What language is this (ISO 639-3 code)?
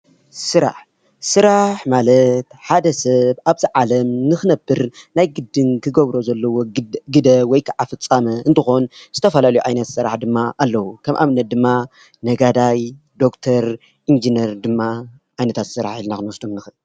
tir